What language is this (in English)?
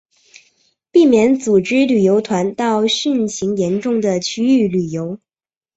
Chinese